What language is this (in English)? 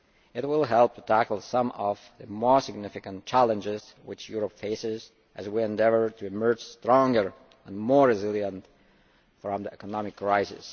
English